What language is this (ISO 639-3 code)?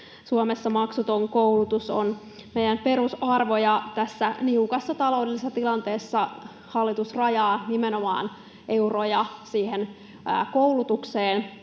fin